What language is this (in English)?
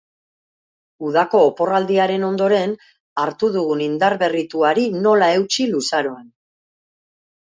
Basque